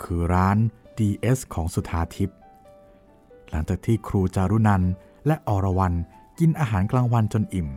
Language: Thai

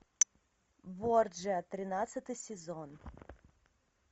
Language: Russian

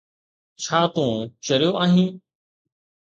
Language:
Sindhi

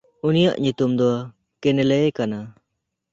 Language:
Santali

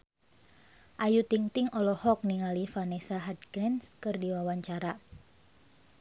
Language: Sundanese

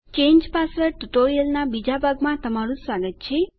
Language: Gujarati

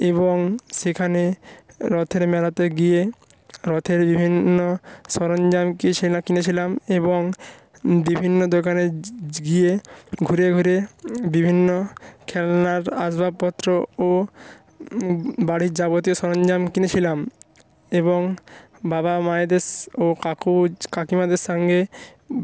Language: Bangla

